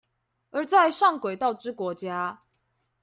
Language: Chinese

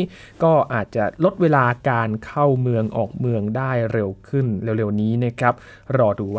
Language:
Thai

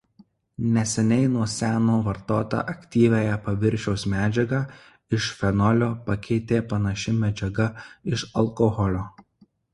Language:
Lithuanian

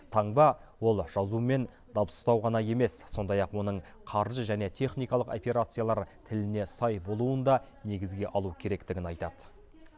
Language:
Kazakh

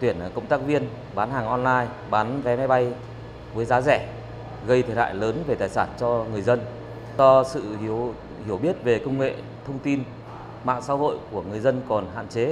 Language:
Vietnamese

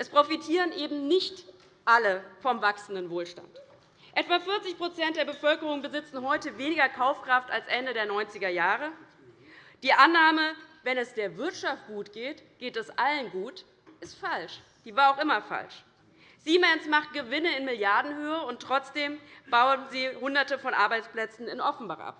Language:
German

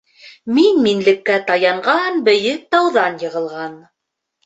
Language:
Bashkir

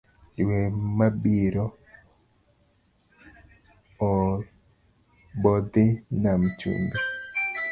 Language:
Luo (Kenya and Tanzania)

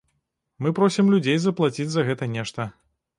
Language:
Belarusian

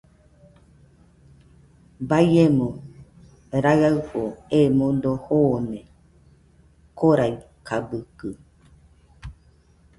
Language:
Nüpode Huitoto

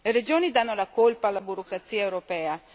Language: Italian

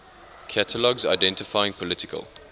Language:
English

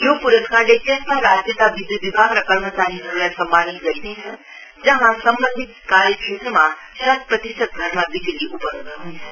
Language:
Nepali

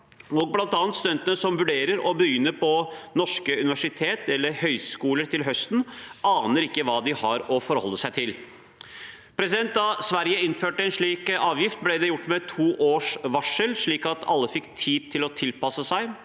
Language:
Norwegian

